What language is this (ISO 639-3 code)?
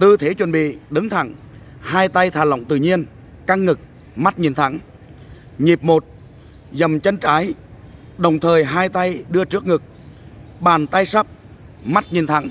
vie